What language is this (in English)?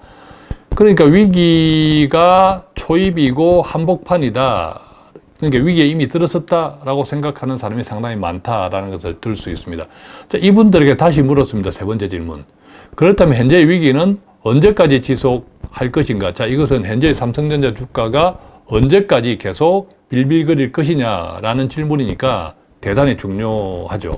Korean